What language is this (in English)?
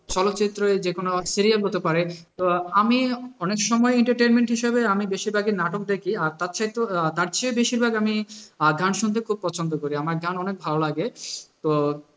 Bangla